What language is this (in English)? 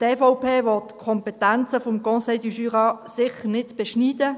Swiss German